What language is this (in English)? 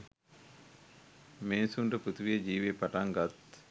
Sinhala